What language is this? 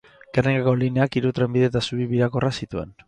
Basque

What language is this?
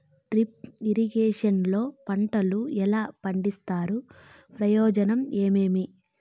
Telugu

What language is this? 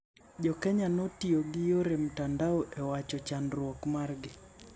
Luo (Kenya and Tanzania)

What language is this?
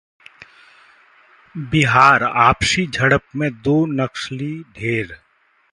Hindi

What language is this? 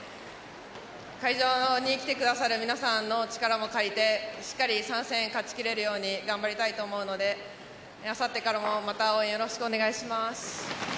Japanese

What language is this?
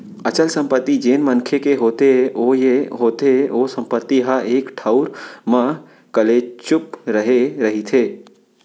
Chhattisgarhi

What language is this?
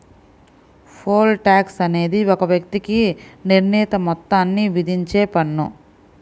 Telugu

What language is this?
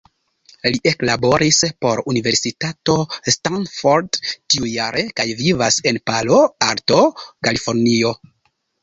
Esperanto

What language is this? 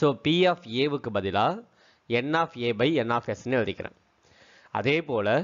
Korean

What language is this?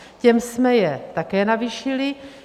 Czech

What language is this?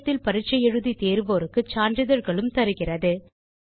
Tamil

